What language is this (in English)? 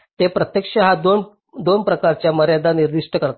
Marathi